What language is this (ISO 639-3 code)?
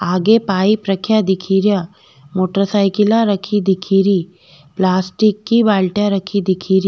raj